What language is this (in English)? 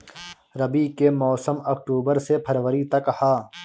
Bhojpuri